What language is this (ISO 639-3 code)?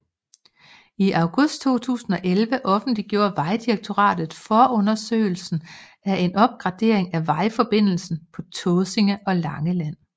dan